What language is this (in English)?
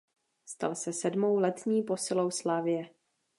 Czech